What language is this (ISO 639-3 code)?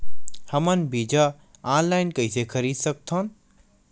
hne